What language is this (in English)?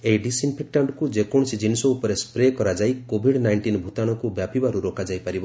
Odia